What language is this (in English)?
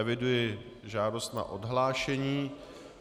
Czech